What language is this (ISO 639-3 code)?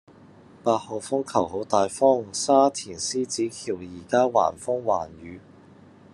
yue